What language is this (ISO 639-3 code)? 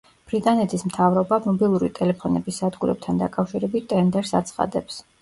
kat